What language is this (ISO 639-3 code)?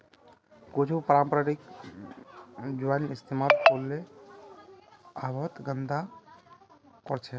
mag